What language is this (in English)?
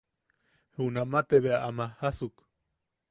Yaqui